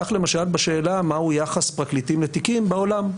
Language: Hebrew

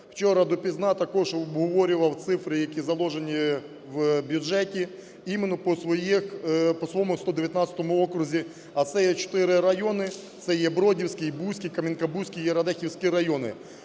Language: Ukrainian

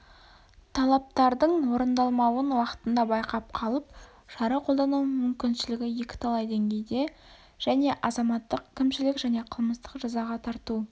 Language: Kazakh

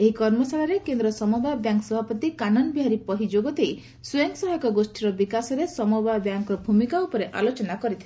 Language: Odia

